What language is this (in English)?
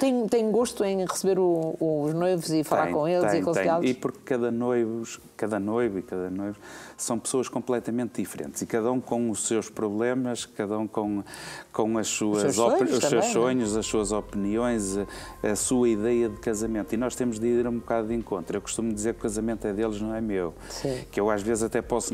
Portuguese